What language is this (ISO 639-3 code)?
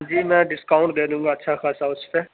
urd